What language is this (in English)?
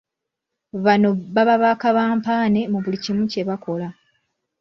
Ganda